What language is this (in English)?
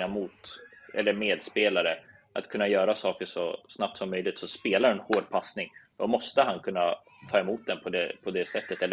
Swedish